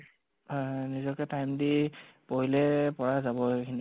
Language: Assamese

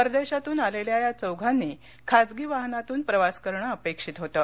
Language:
Marathi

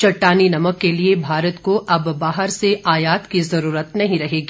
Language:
Hindi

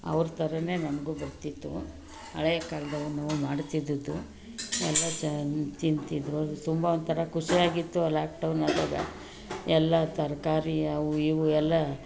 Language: Kannada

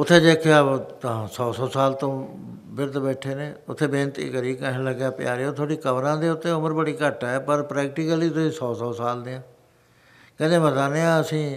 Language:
Punjabi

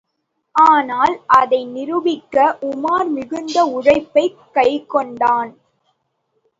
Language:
Tamil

